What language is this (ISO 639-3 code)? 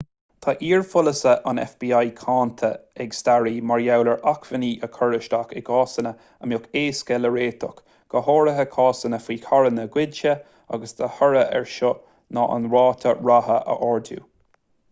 gle